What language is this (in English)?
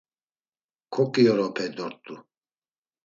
Laz